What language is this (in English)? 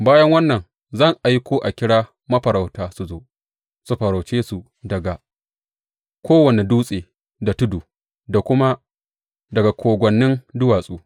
Hausa